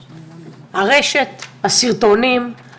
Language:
Hebrew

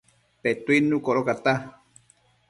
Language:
Matsés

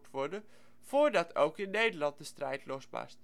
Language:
Dutch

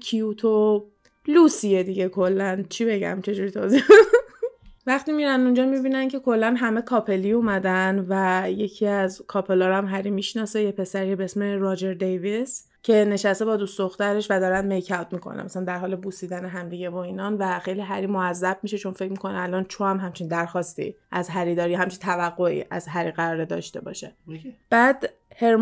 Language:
Persian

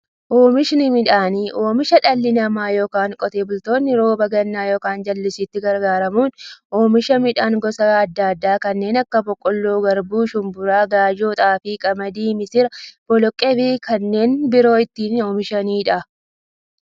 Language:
Oromo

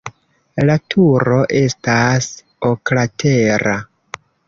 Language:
Esperanto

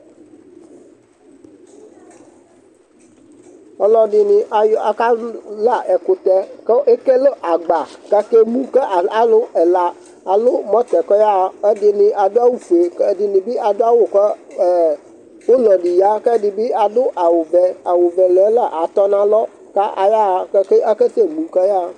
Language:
Ikposo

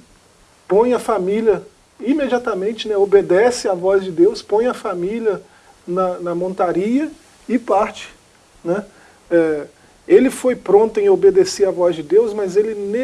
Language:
Portuguese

